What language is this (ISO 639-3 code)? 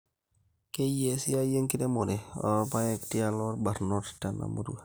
mas